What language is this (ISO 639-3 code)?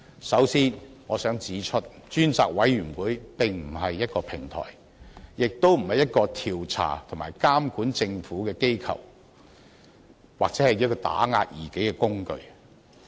yue